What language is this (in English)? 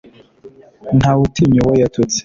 Kinyarwanda